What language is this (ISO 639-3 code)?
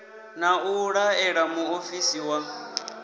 ven